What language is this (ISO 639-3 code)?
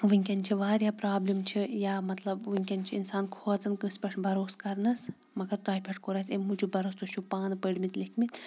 kas